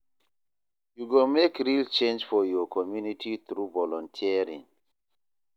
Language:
Nigerian Pidgin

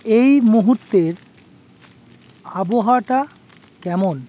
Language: Bangla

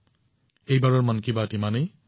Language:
Assamese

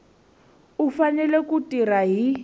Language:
Tsonga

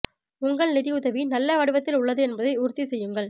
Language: Tamil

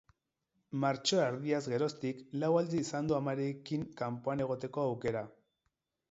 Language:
Basque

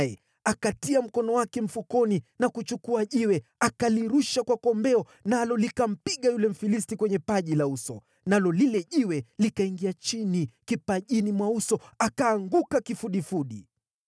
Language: Swahili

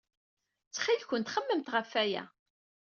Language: Kabyle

